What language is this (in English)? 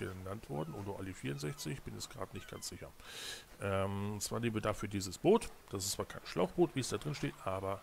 German